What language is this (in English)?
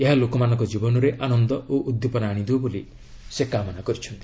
Odia